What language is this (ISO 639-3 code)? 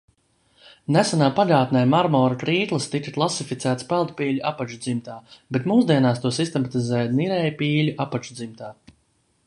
lav